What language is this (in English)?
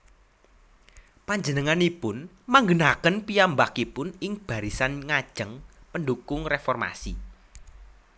Javanese